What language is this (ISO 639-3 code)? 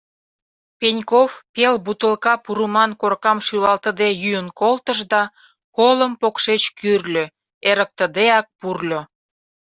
chm